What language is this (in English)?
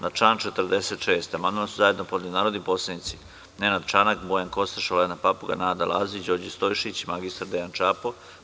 Serbian